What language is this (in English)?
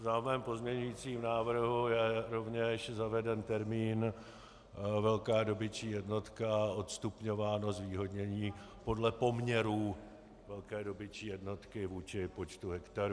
Czech